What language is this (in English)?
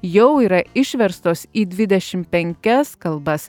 Lithuanian